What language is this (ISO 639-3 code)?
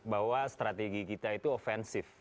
ind